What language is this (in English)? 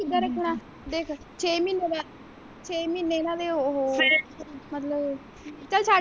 Punjabi